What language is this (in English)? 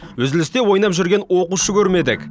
Kazakh